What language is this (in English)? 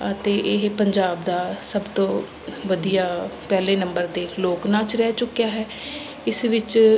Punjabi